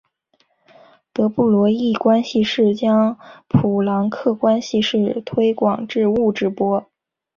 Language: Chinese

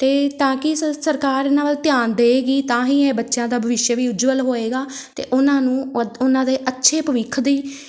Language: Punjabi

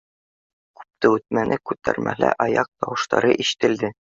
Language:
Bashkir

